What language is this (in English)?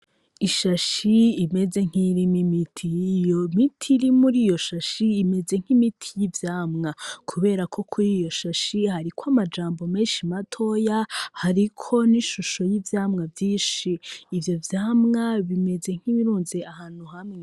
Rundi